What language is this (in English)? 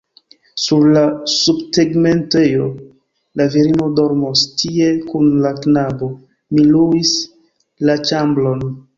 Esperanto